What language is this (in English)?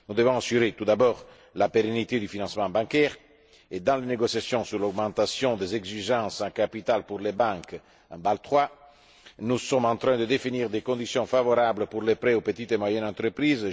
French